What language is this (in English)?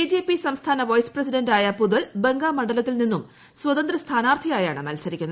Malayalam